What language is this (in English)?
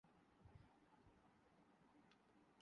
Urdu